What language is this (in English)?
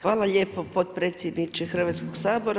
Croatian